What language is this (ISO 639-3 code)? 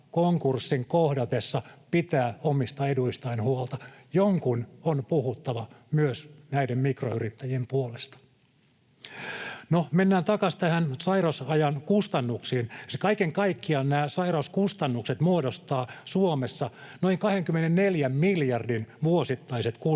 fin